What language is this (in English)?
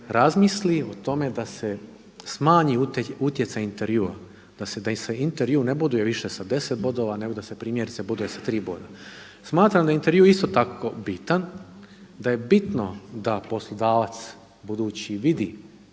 Croatian